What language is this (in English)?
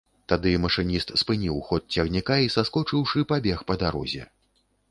Belarusian